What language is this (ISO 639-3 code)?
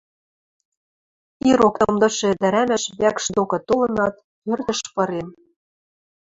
mrj